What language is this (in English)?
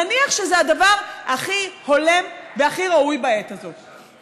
Hebrew